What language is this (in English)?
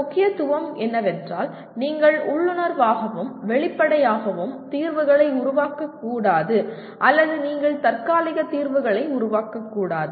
Tamil